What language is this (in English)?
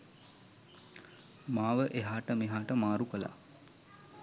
Sinhala